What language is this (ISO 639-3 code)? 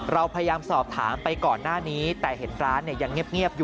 tha